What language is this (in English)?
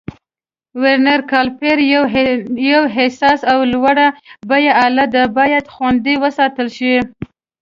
Pashto